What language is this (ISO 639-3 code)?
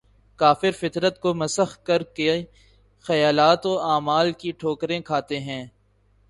urd